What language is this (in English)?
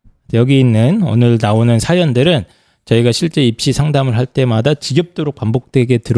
Korean